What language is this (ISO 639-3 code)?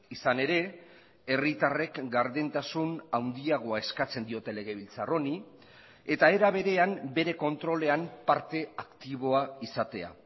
eus